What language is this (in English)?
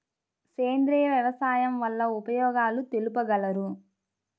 Telugu